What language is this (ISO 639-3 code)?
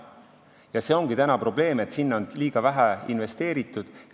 est